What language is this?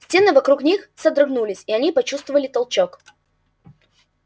Russian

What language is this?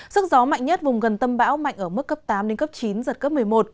Vietnamese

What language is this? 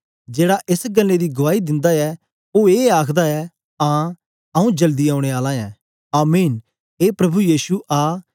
Dogri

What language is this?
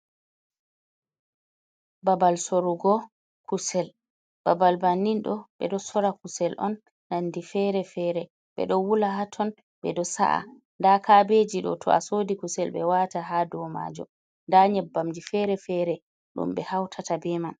Fula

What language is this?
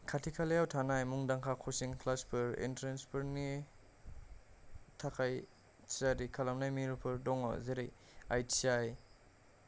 Bodo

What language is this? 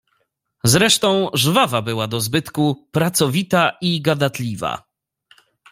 Polish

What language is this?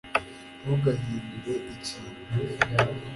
Kinyarwanda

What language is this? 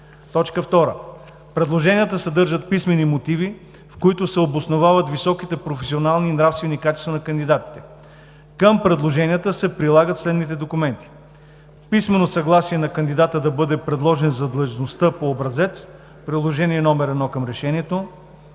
Bulgarian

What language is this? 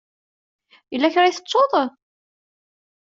Kabyle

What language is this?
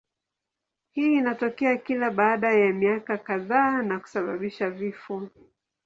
Swahili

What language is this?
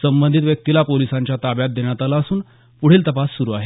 Marathi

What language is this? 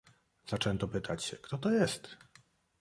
Polish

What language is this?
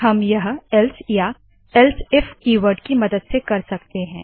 Hindi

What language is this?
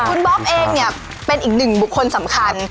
Thai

